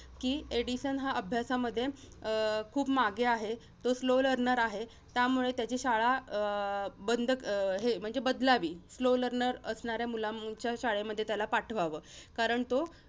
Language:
Marathi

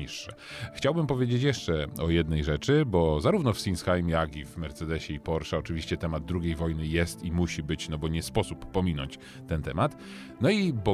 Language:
Polish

